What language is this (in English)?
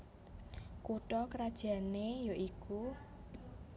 Javanese